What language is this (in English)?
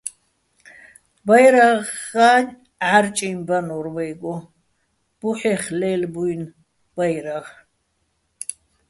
Bats